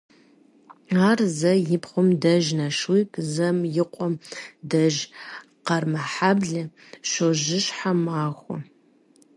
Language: Kabardian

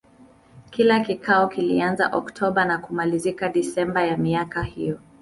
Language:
Swahili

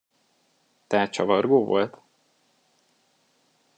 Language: Hungarian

